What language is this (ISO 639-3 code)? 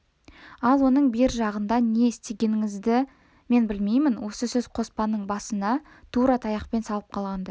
kaz